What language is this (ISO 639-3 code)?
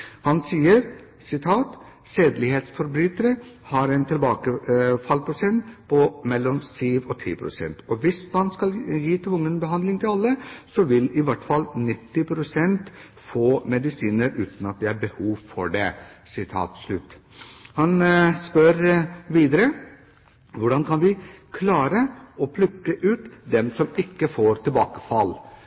nob